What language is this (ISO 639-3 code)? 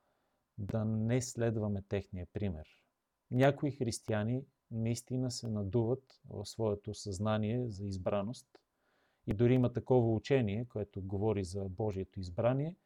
bul